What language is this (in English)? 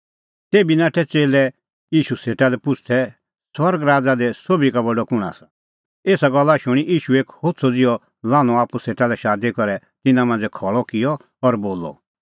Kullu Pahari